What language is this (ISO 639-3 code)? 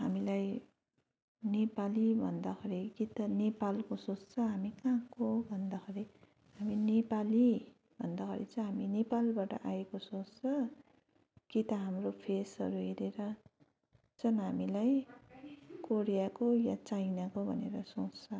nep